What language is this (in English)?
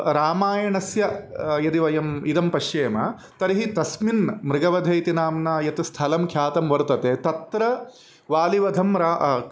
Sanskrit